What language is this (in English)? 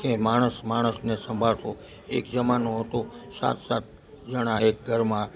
Gujarati